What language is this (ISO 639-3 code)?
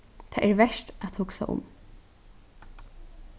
fao